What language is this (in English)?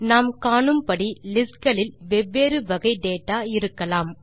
Tamil